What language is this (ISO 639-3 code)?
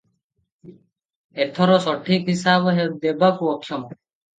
ori